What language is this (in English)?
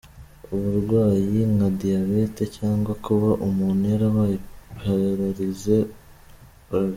Kinyarwanda